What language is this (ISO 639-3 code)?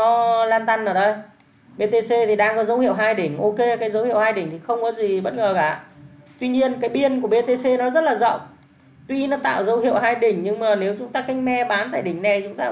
vie